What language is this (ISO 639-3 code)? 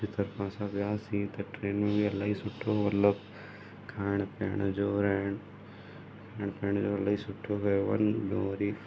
snd